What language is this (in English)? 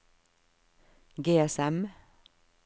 Norwegian